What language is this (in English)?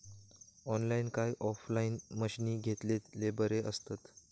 Marathi